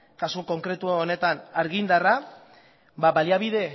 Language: Basque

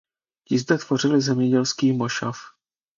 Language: Czech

